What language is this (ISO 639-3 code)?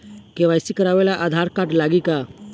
bho